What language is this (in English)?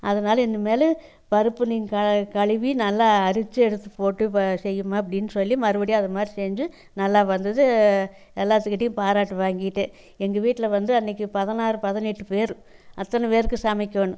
Tamil